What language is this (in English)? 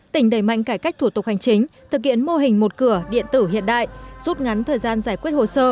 Vietnamese